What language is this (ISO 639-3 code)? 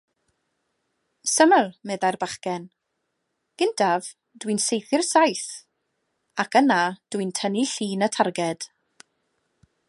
cym